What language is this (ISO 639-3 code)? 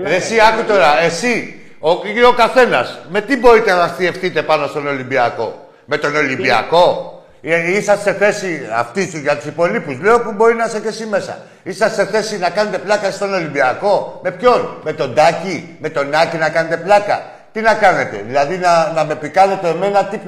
ell